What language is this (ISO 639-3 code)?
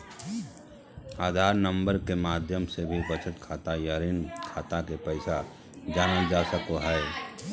mag